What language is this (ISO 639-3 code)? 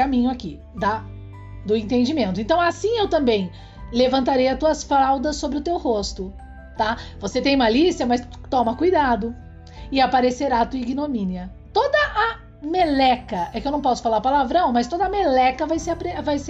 por